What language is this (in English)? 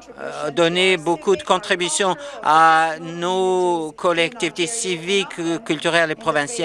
French